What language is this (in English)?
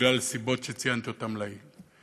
Hebrew